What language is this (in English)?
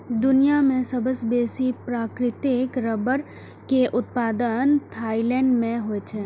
Maithili